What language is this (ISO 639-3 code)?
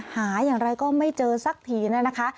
tha